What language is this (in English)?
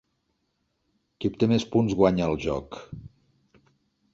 Catalan